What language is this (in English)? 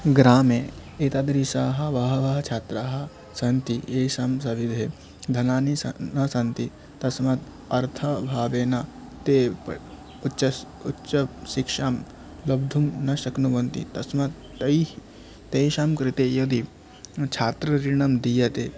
Sanskrit